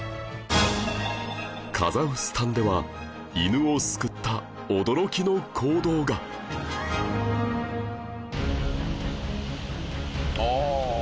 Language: Japanese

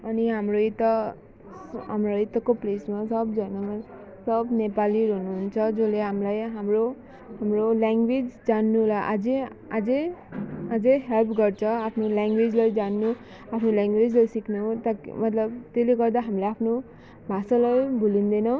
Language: Nepali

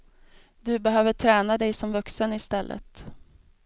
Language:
Swedish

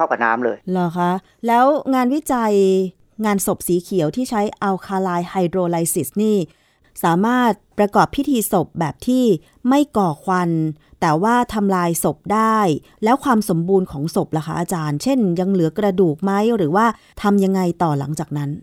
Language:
Thai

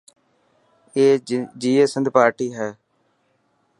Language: Dhatki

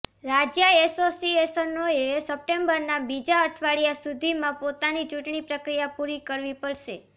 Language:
Gujarati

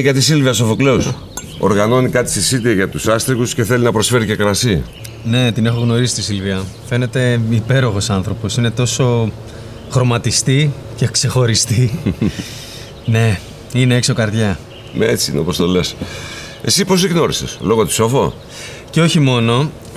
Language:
Greek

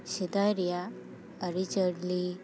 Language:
Santali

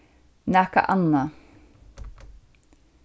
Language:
Faroese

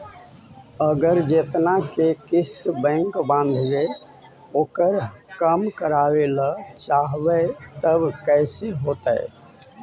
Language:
Magahi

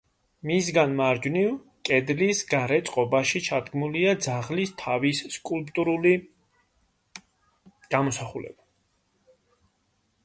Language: Georgian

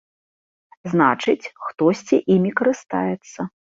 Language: Belarusian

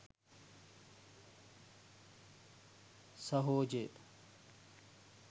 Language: Sinhala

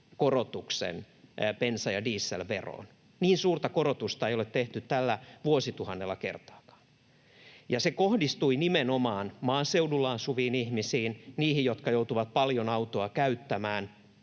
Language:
Finnish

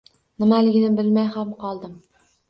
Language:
Uzbek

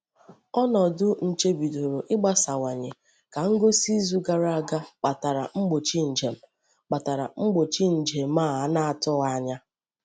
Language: Igbo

